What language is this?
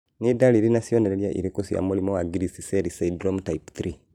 Kikuyu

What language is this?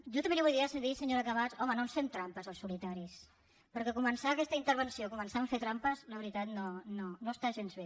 Catalan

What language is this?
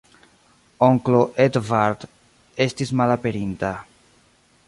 Esperanto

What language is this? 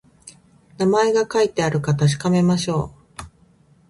Japanese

